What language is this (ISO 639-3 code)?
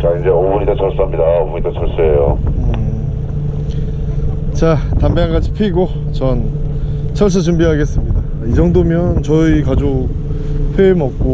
kor